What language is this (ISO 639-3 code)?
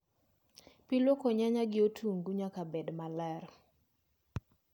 luo